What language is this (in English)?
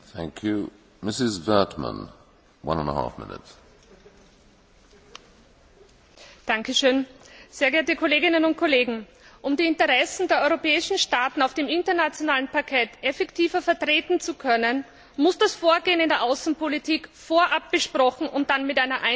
German